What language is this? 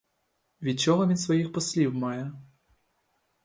Ukrainian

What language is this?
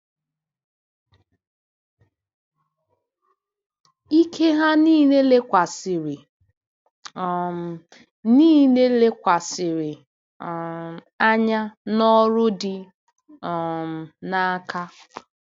Igbo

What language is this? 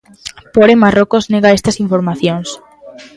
Galician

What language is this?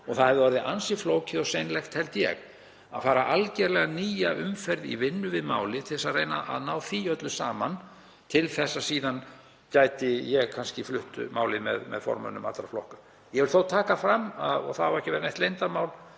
Icelandic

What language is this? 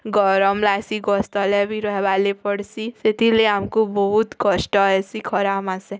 Odia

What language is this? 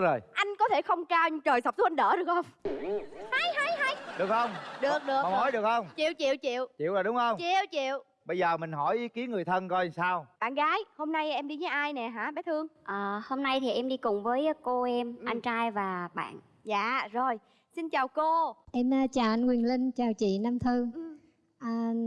Vietnamese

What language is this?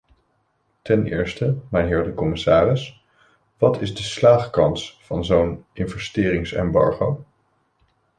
Dutch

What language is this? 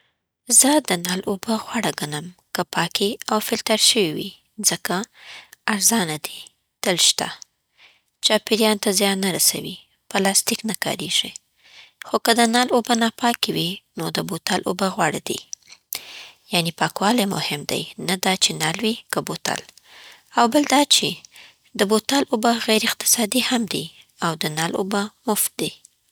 Southern Pashto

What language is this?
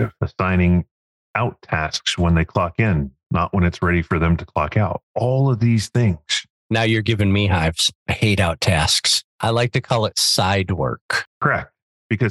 English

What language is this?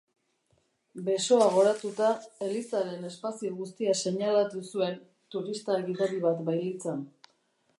Basque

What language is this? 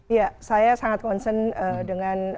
Indonesian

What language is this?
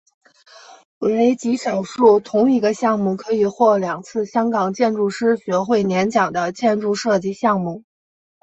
Chinese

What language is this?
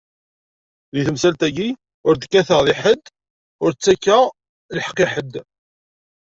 Kabyle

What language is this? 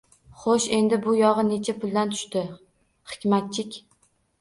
Uzbek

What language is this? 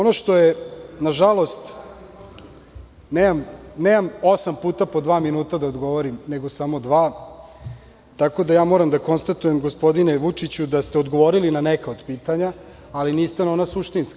Serbian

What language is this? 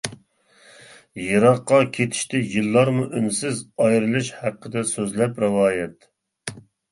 Uyghur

